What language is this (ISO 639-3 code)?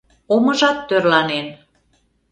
chm